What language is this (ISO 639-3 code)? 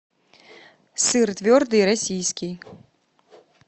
rus